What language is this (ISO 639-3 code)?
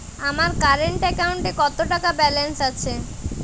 ben